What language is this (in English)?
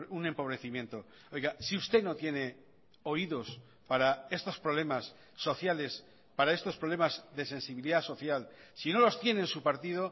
Spanish